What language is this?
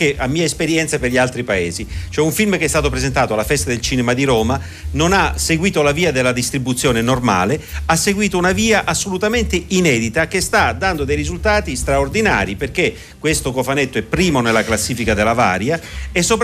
Italian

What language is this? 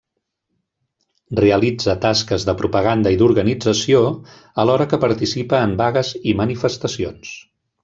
Catalan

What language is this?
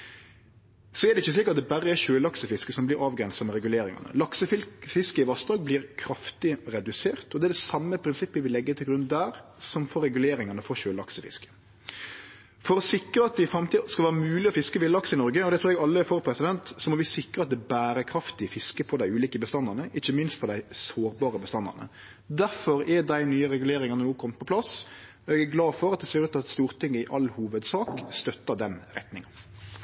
Norwegian Nynorsk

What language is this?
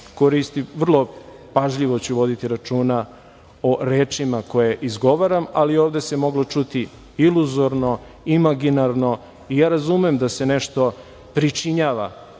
Serbian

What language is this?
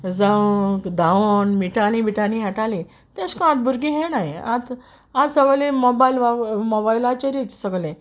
Konkani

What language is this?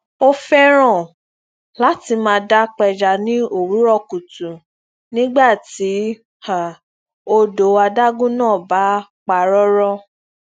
Yoruba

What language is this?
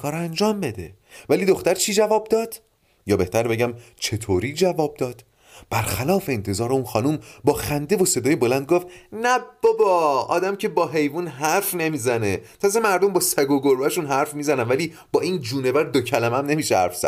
Persian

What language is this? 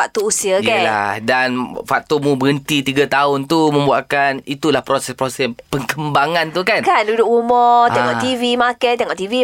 Malay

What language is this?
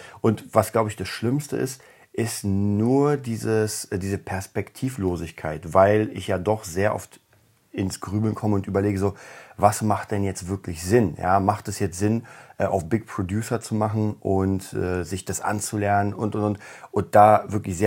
German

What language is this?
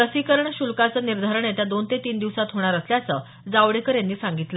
Marathi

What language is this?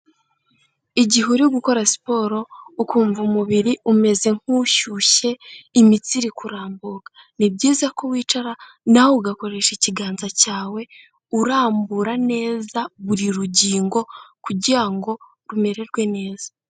Kinyarwanda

